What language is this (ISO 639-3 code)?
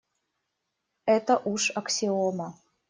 rus